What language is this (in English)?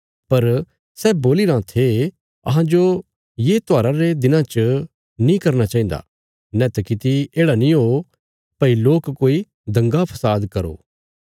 Bilaspuri